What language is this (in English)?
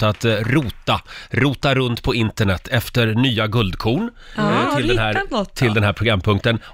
Swedish